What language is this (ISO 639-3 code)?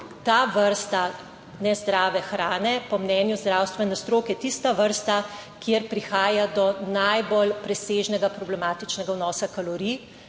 slv